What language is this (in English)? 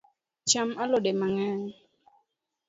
Luo (Kenya and Tanzania)